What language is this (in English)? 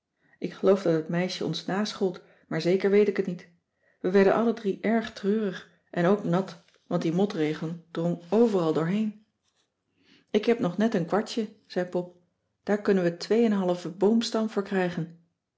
Dutch